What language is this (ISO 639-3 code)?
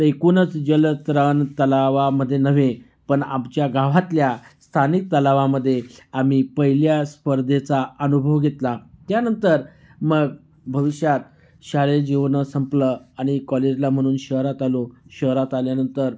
mar